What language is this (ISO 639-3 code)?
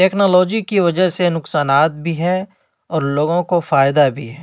urd